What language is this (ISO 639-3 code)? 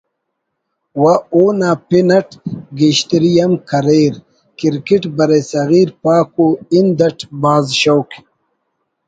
brh